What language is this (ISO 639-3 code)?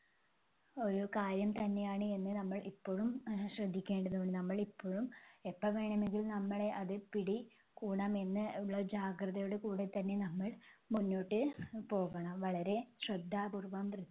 mal